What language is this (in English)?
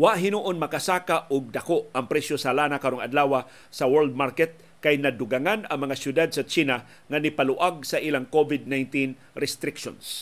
Filipino